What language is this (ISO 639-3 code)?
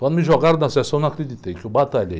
por